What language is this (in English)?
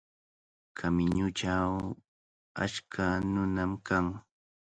Cajatambo North Lima Quechua